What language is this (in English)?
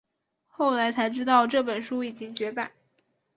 Chinese